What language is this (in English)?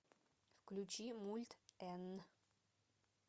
Russian